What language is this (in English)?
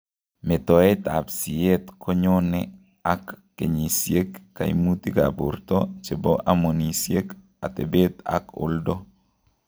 Kalenjin